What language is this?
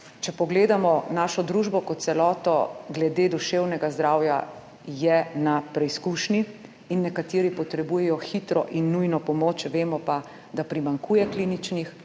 Slovenian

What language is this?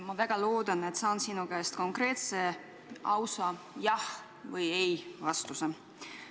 Estonian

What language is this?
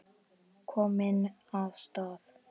Icelandic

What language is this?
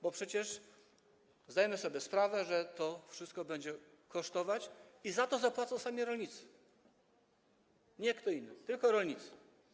Polish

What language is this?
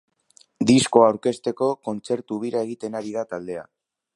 Basque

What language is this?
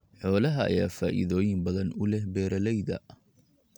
Somali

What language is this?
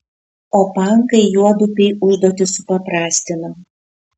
Lithuanian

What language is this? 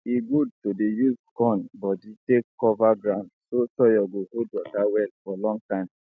Nigerian Pidgin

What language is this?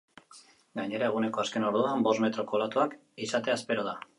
Basque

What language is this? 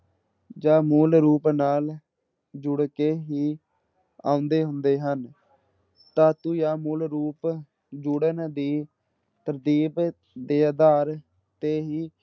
Punjabi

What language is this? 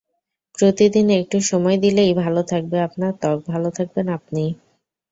Bangla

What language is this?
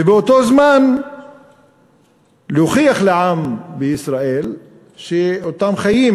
Hebrew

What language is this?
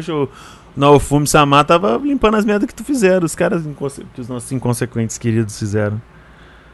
Portuguese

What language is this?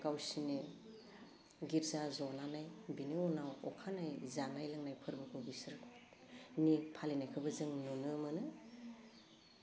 Bodo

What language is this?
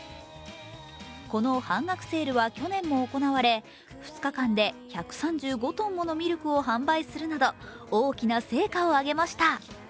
Japanese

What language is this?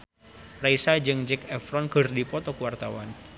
Sundanese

